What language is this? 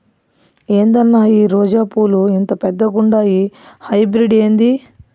Telugu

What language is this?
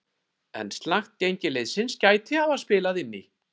Icelandic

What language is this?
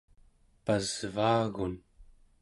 Central Yupik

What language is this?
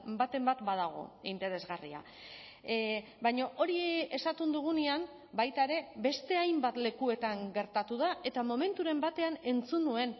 Basque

